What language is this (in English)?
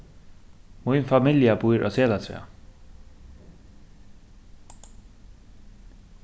Faroese